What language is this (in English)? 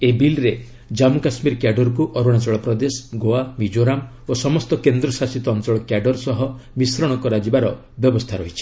Odia